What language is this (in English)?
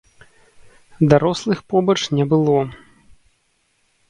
Belarusian